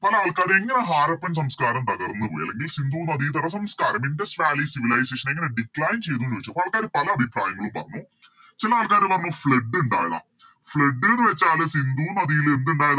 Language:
Malayalam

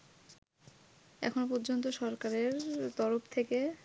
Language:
Bangla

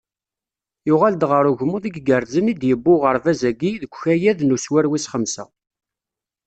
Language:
Kabyle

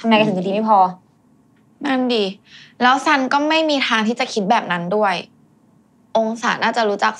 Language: Thai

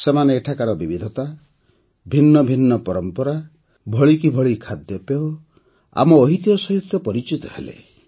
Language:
Odia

